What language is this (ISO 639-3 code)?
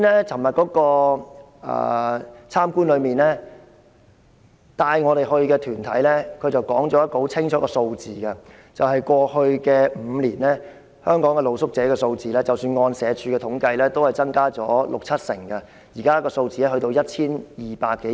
yue